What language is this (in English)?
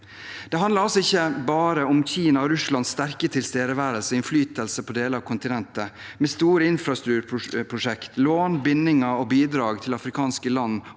Norwegian